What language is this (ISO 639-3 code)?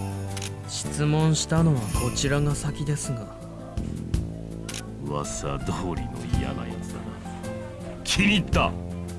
ind